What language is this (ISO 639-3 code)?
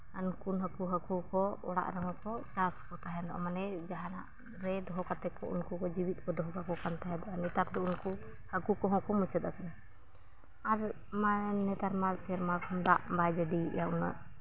sat